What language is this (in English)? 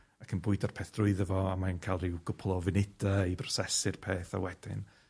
Welsh